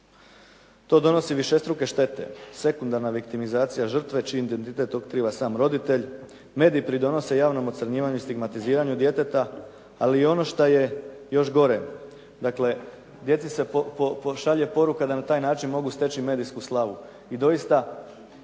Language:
Croatian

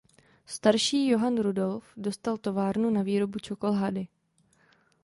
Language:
Czech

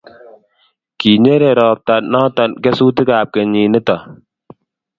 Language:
Kalenjin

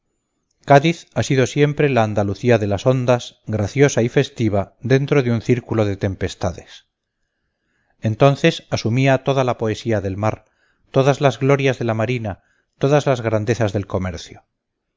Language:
Spanish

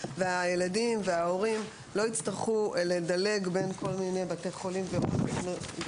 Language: Hebrew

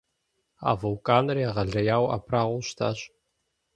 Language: Kabardian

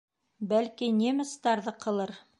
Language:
Bashkir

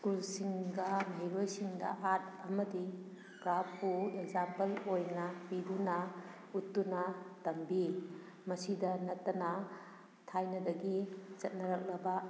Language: Manipuri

